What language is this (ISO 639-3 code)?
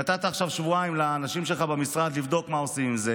heb